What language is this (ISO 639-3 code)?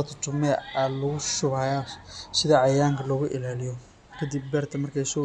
som